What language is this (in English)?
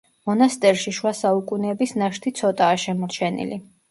Georgian